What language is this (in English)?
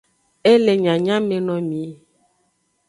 Aja (Benin)